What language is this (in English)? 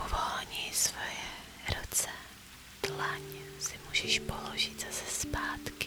Czech